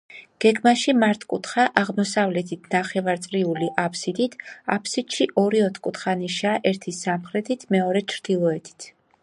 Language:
Georgian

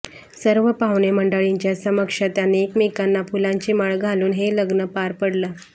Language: Marathi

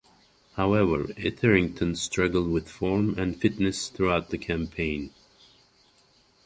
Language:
English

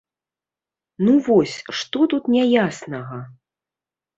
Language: Belarusian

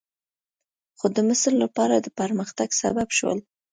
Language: Pashto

